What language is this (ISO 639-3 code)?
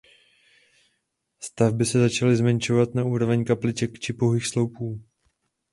ces